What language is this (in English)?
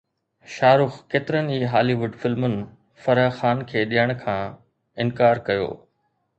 Sindhi